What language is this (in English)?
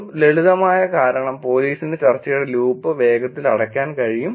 Malayalam